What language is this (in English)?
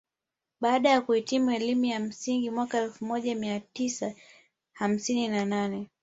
Swahili